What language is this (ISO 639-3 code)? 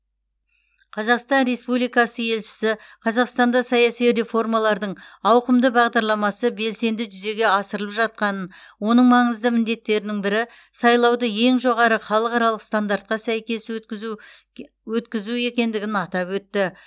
kaz